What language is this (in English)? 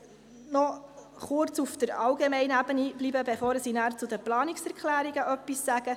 Swiss German